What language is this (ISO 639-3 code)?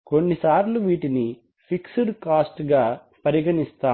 tel